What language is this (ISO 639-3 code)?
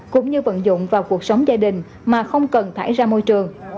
vie